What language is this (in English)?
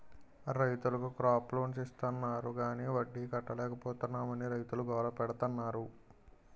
Telugu